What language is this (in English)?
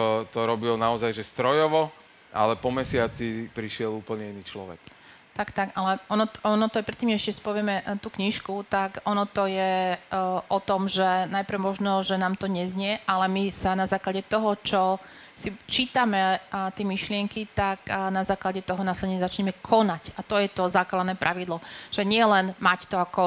Slovak